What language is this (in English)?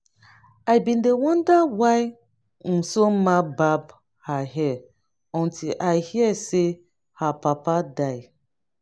Nigerian Pidgin